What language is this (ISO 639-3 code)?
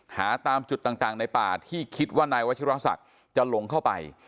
tha